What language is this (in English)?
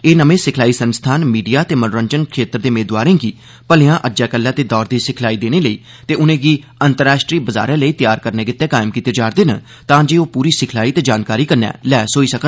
Dogri